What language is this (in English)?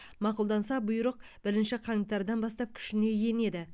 Kazakh